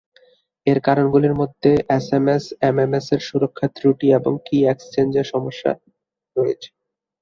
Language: Bangla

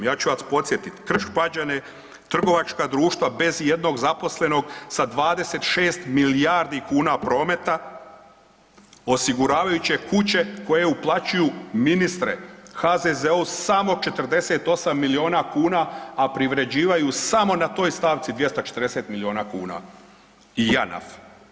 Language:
Croatian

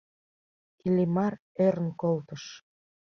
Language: Mari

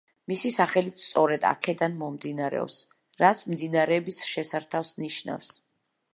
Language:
Georgian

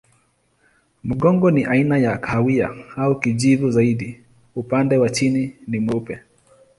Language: Swahili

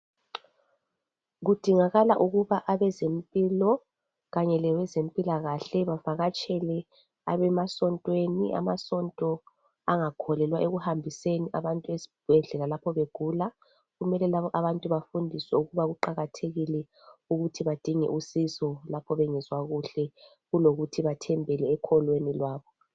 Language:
North Ndebele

